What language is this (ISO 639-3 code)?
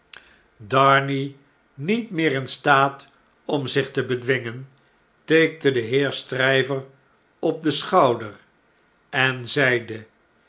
nld